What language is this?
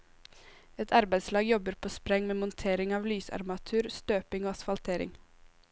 Norwegian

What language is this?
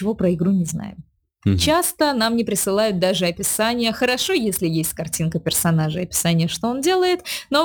Russian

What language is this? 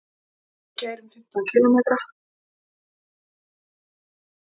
Icelandic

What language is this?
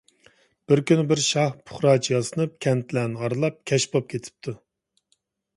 Uyghur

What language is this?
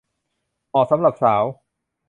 Thai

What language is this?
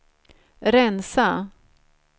Swedish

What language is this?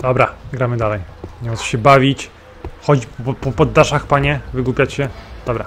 Polish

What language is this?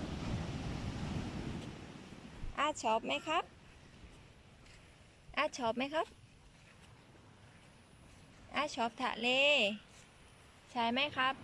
Thai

